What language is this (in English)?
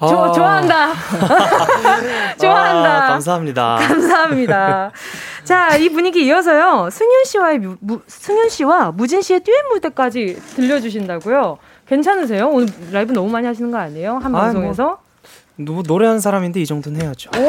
Korean